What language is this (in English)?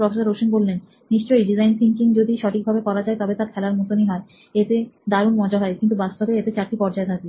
Bangla